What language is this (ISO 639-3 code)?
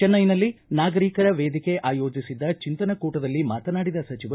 kan